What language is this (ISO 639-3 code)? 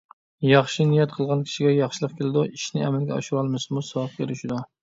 uig